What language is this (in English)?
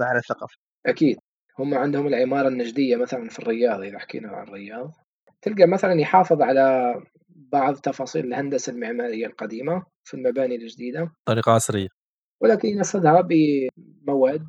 Arabic